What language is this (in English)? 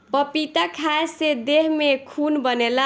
Bhojpuri